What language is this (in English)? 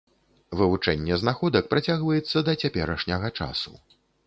Belarusian